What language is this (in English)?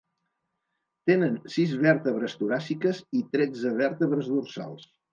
Catalan